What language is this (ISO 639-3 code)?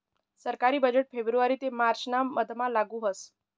mar